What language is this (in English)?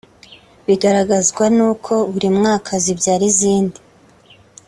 Kinyarwanda